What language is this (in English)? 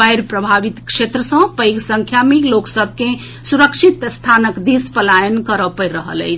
Maithili